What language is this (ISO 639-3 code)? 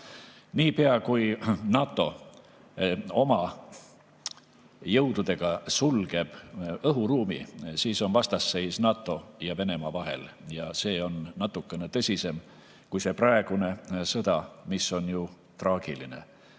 est